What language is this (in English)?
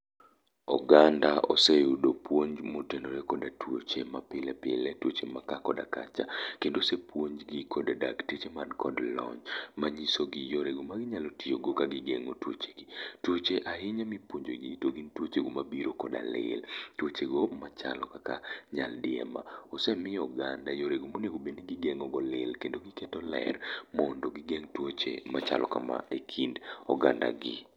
Luo (Kenya and Tanzania)